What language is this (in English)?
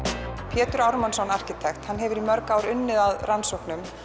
Icelandic